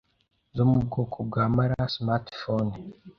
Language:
Kinyarwanda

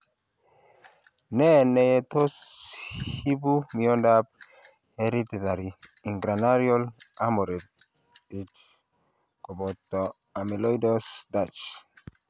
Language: Kalenjin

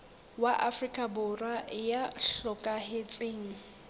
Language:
Southern Sotho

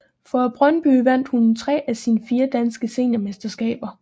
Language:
Danish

